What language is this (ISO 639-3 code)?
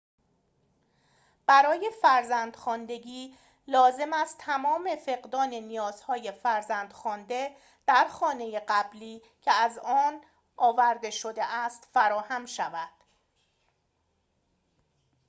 fas